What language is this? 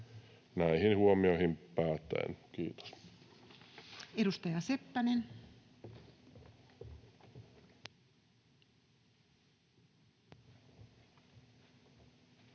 Finnish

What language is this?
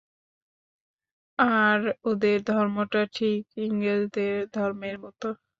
Bangla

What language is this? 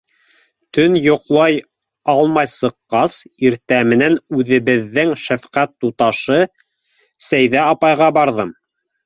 Bashkir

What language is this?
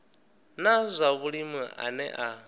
Venda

